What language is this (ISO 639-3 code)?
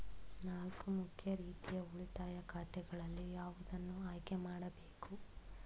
kan